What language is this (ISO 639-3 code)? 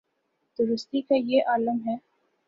urd